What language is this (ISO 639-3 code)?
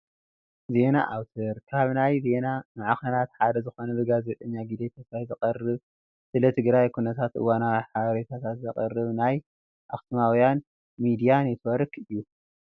tir